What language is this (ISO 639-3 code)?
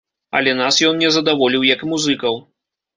bel